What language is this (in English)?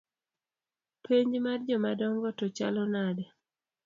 Luo (Kenya and Tanzania)